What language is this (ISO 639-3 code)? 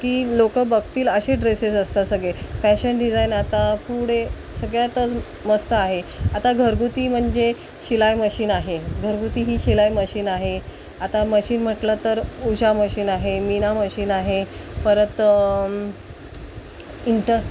mar